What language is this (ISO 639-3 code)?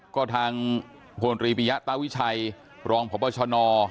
tha